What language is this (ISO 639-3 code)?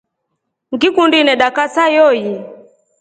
rof